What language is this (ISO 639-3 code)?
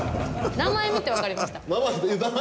jpn